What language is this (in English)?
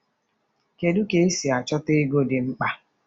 Igbo